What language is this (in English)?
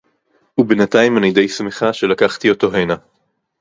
Hebrew